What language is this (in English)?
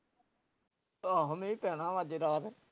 Punjabi